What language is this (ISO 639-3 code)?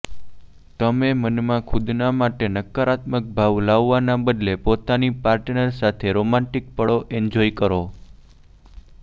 guj